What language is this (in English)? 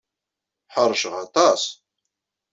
Kabyle